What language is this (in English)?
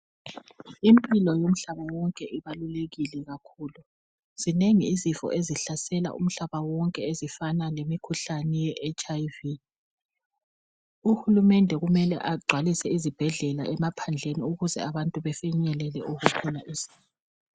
North Ndebele